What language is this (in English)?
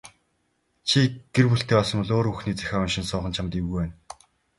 Mongolian